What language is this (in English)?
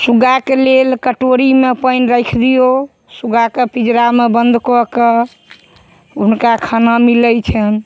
Maithili